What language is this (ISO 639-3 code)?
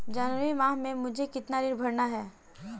hin